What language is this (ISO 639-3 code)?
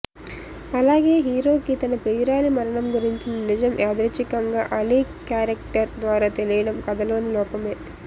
tel